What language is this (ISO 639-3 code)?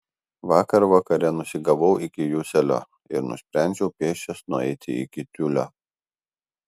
lit